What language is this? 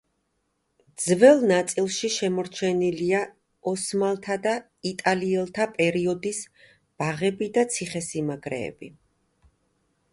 Georgian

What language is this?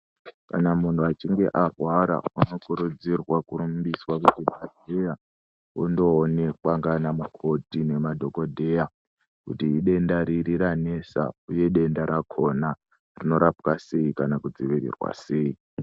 Ndau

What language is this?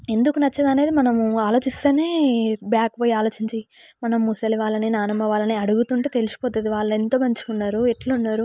Telugu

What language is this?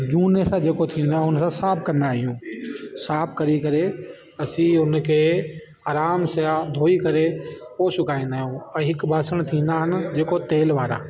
Sindhi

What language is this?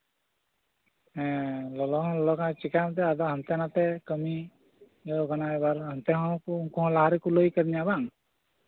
Santali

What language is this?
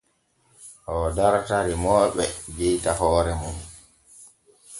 Borgu Fulfulde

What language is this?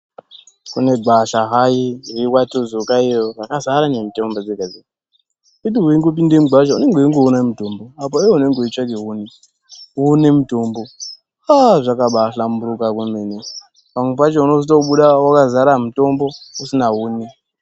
Ndau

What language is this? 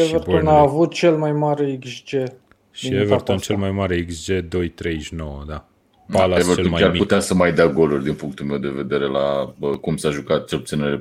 Romanian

